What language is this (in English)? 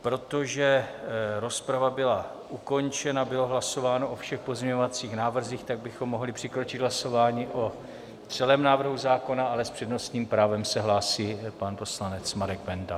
Czech